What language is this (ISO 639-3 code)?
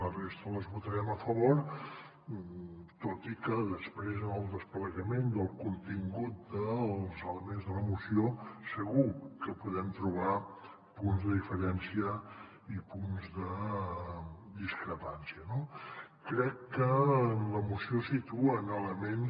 cat